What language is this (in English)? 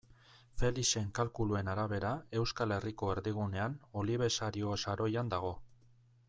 Basque